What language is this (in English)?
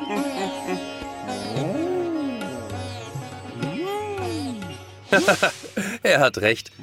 German